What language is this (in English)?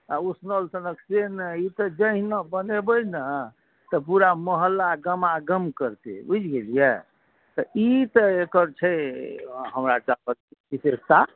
Maithili